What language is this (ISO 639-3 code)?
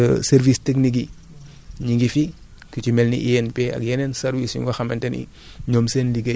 wol